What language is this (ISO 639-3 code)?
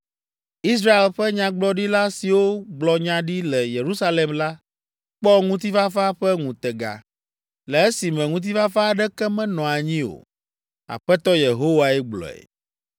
ewe